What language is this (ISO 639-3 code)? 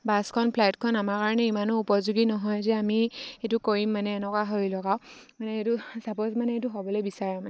asm